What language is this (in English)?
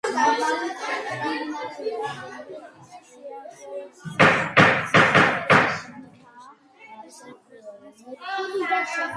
Georgian